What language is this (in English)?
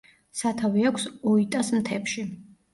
Georgian